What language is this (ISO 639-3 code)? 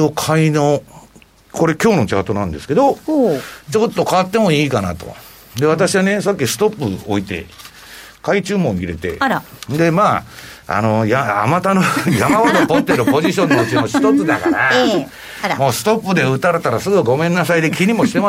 jpn